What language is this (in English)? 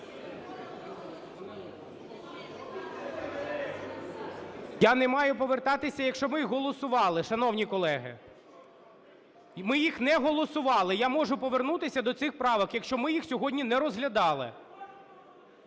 Ukrainian